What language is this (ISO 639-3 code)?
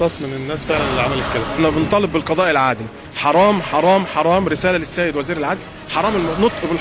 ara